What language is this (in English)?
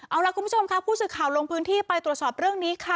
Thai